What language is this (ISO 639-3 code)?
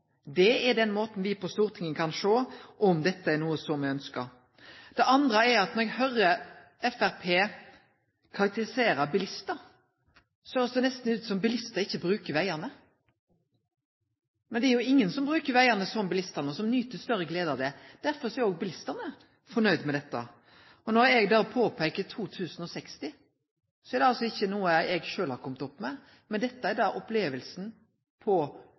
nno